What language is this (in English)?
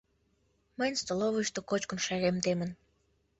Mari